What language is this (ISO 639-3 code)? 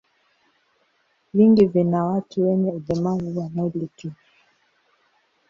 swa